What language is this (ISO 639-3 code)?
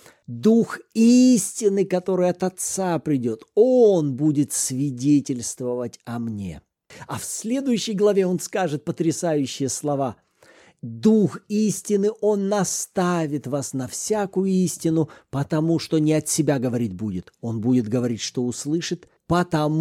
rus